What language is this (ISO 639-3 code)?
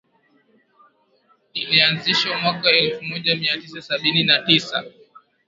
swa